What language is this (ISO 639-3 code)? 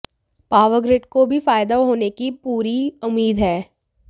hin